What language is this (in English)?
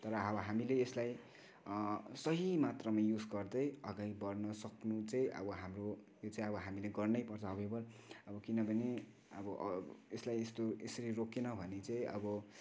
Nepali